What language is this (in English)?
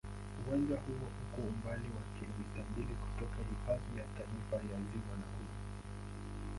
Swahili